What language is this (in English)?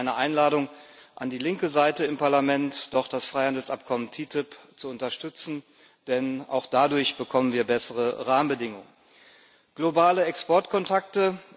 German